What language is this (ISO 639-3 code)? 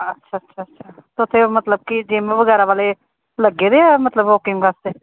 pan